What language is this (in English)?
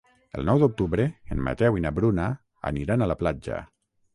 Catalan